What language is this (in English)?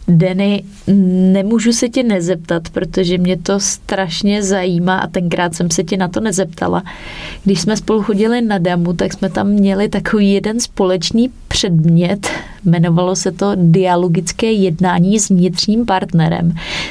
Czech